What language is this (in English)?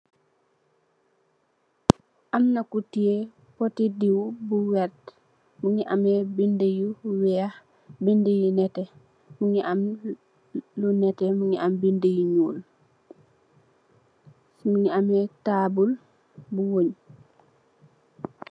Wolof